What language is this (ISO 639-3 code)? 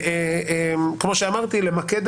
heb